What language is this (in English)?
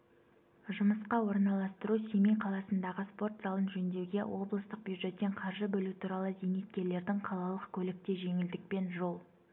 Kazakh